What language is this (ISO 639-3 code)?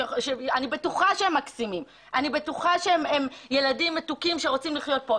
heb